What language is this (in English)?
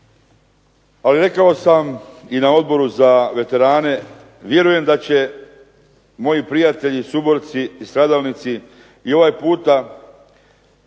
Croatian